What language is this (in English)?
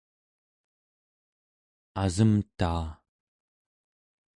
Central Yupik